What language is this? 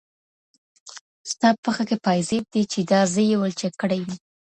Pashto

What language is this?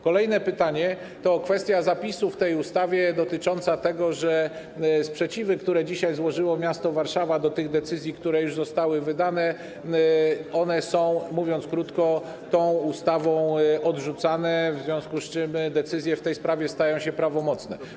Polish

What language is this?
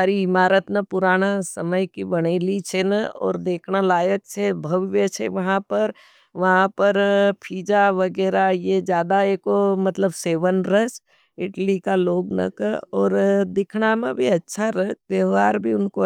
Nimadi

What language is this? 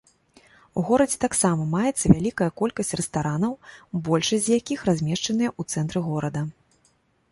Belarusian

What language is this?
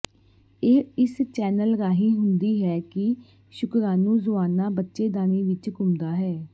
Punjabi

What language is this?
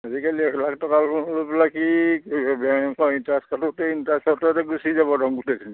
Assamese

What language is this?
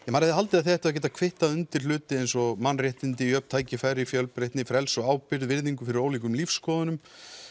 Icelandic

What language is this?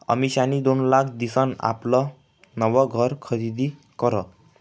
Marathi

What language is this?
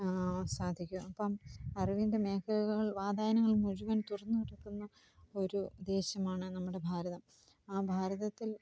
Malayalam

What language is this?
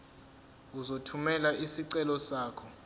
Zulu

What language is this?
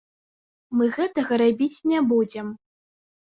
Belarusian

